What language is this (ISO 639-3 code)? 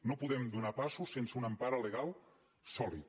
cat